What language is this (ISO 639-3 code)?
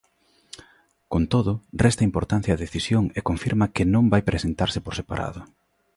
glg